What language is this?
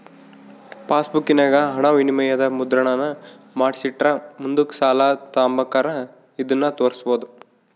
Kannada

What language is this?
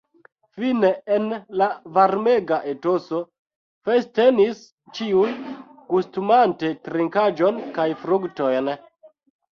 Esperanto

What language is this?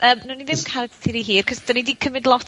Welsh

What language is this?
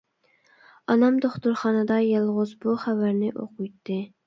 Uyghur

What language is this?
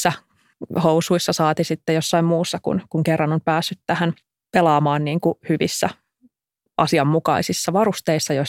Finnish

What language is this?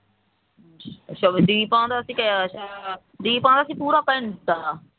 Punjabi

